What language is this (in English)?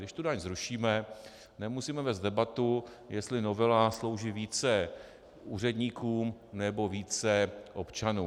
Czech